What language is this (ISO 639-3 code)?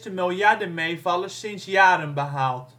nld